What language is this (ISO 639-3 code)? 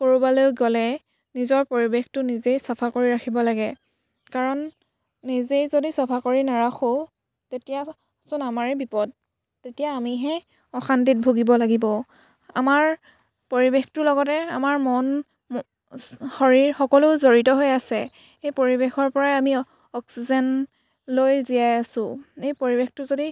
asm